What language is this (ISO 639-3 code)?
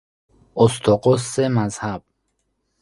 fas